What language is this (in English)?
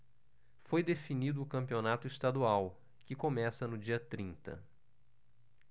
Portuguese